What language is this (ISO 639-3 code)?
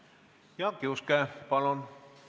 est